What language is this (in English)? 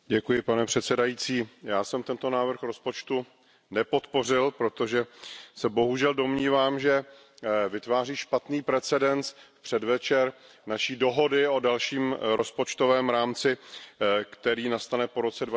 Czech